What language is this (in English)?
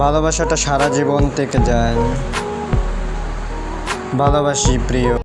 Bangla